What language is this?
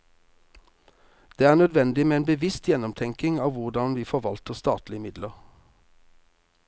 Norwegian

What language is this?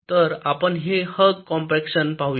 Marathi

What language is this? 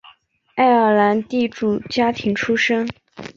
Chinese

